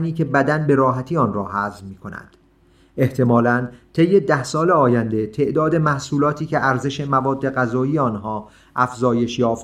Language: Persian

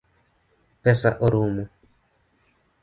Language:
Luo (Kenya and Tanzania)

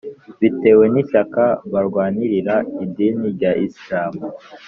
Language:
Kinyarwanda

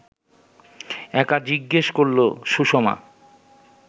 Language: Bangla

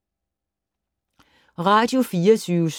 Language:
Danish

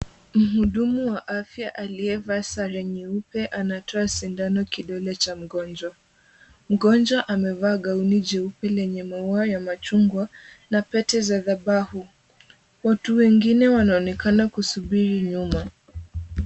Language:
Swahili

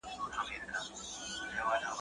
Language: Pashto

